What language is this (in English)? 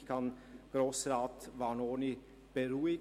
Swiss German